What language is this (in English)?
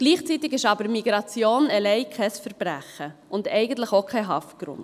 Swiss German